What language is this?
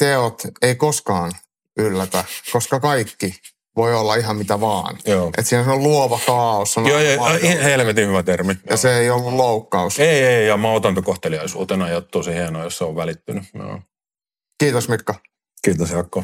Finnish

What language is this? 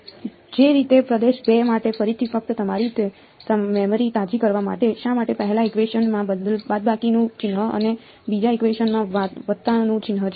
Gujarati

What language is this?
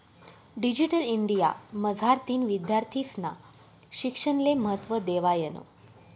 Marathi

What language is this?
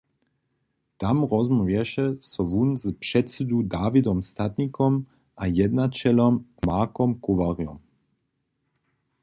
Upper Sorbian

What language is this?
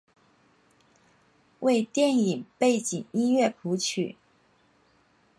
Chinese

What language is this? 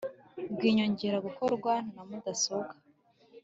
Kinyarwanda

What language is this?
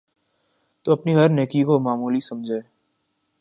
Urdu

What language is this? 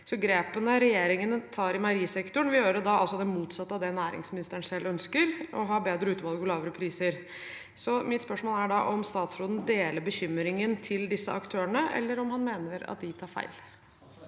Norwegian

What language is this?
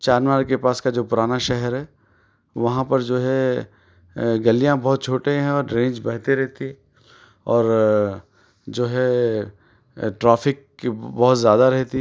Urdu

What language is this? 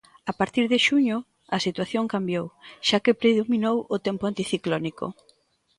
Galician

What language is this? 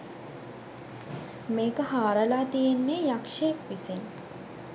Sinhala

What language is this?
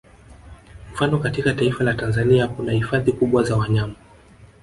Swahili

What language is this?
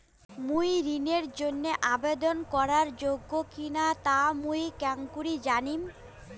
Bangla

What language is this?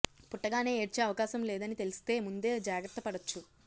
Telugu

